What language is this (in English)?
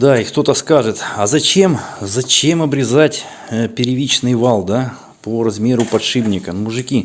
Russian